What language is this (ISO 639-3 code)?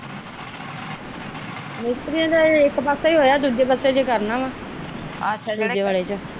pan